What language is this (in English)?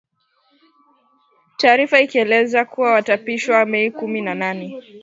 Swahili